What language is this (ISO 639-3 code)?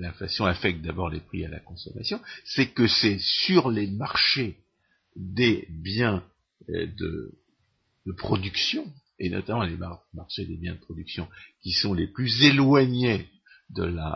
fra